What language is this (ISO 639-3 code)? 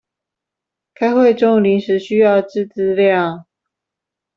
zho